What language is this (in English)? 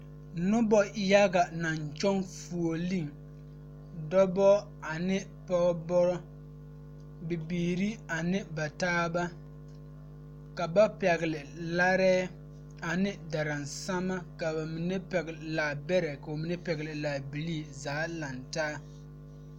Southern Dagaare